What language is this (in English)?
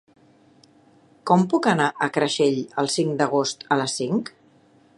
Catalan